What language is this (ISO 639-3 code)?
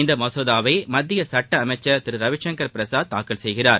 tam